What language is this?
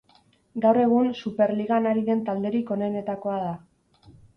Basque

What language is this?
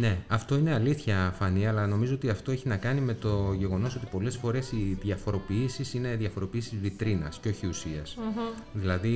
Greek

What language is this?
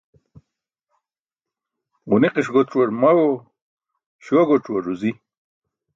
Burushaski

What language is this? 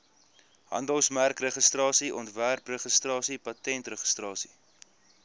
Afrikaans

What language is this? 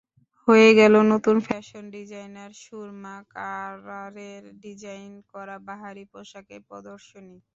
Bangla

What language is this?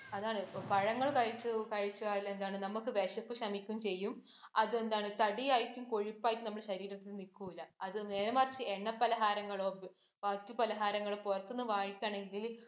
Malayalam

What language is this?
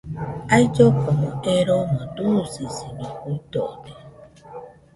Nüpode Huitoto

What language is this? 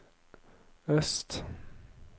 Norwegian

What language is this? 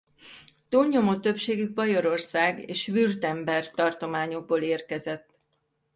Hungarian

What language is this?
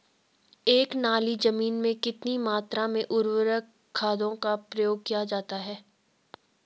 Hindi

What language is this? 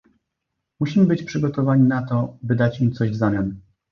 Polish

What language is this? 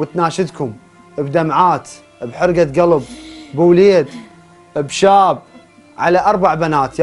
Arabic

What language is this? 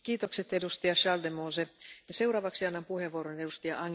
German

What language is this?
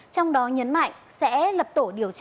Vietnamese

